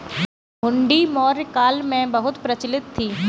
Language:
Hindi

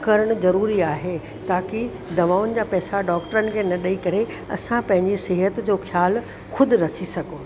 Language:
Sindhi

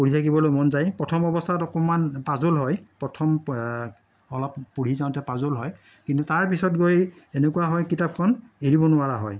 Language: Assamese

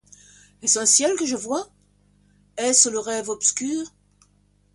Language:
French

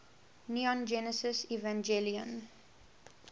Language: English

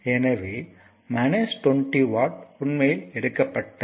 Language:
Tamil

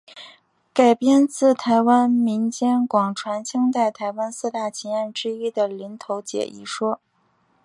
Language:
Chinese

